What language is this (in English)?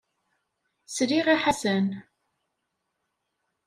Kabyle